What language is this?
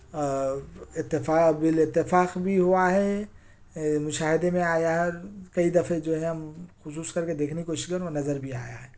Urdu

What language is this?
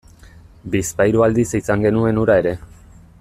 Basque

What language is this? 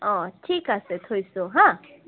Assamese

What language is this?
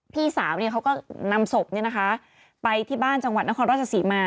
Thai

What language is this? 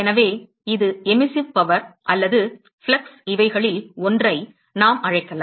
Tamil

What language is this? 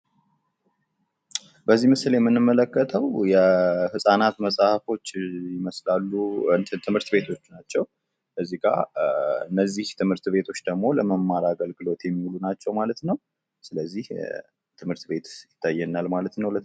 Amharic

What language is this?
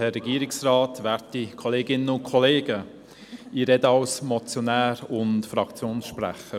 Swiss German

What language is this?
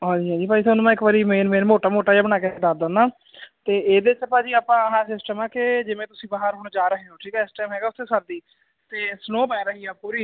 Punjabi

